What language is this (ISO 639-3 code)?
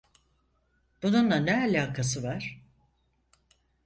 tur